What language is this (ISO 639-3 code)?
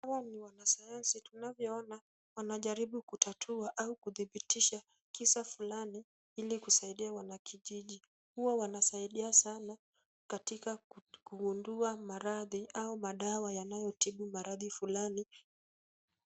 swa